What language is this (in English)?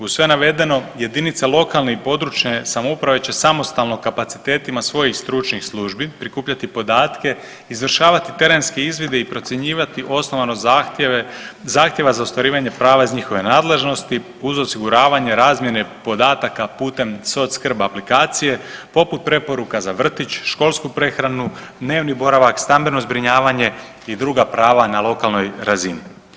Croatian